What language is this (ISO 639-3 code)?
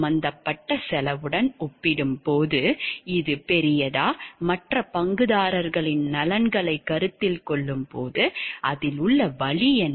tam